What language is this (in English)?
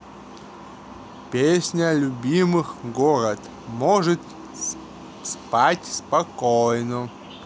Russian